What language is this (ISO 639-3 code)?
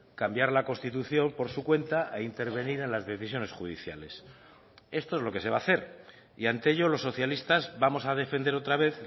spa